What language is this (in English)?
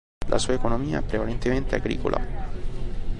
Italian